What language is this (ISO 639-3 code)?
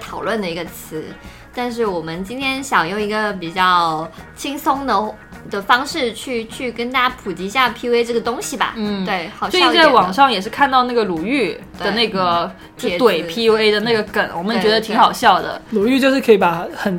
zho